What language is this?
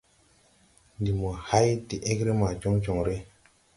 Tupuri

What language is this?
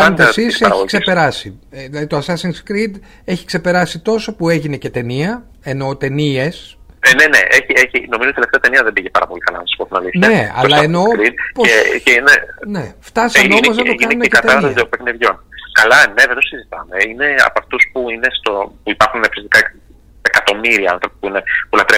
Greek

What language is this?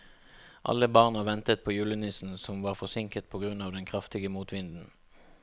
Norwegian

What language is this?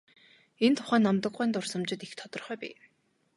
Mongolian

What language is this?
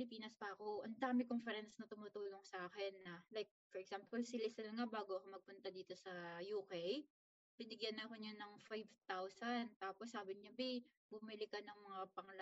Filipino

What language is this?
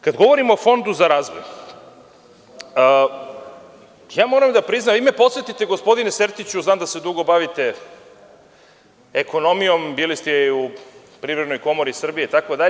Serbian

